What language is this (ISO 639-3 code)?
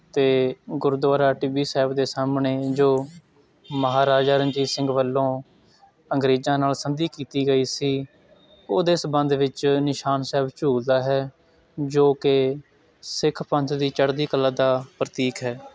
pan